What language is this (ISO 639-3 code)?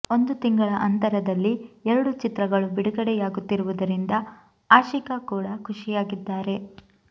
kan